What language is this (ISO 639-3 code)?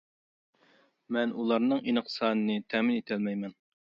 uig